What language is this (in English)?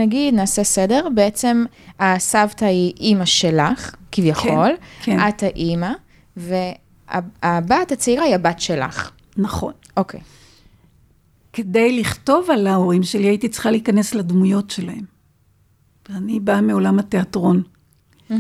Hebrew